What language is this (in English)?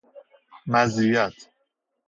Persian